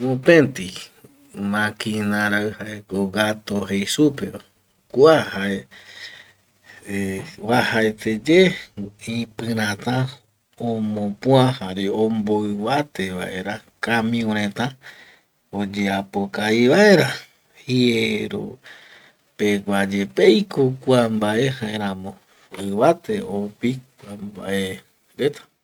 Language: Eastern Bolivian Guaraní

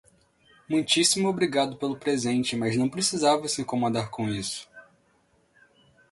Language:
Portuguese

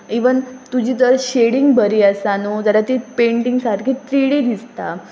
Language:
Konkani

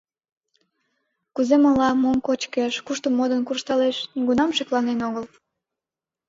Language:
Mari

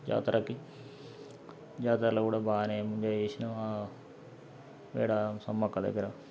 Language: Telugu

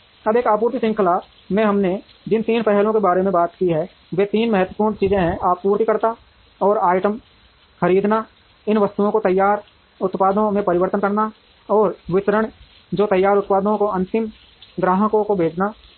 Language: Hindi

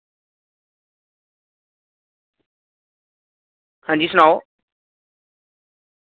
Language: Dogri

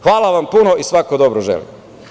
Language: Serbian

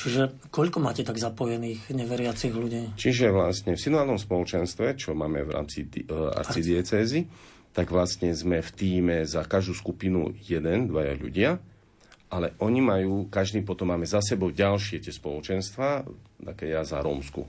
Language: Slovak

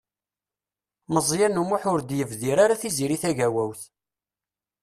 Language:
Kabyle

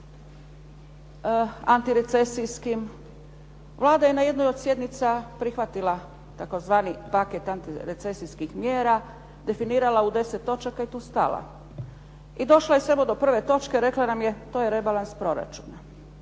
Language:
Croatian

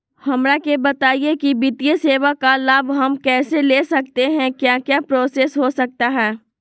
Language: Magahi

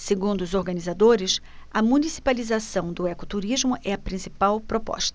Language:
Portuguese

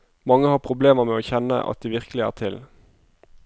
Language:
Norwegian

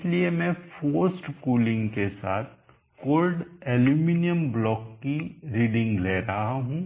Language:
Hindi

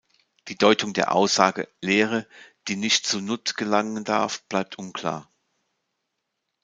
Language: German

